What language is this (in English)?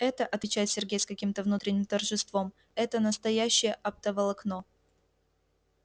Russian